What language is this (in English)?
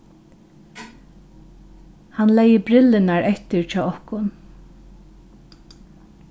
Faroese